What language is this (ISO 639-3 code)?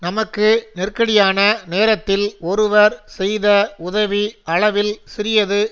tam